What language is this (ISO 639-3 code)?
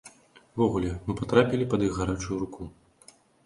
bel